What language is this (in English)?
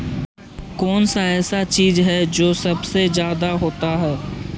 Magahi